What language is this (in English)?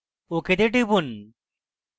Bangla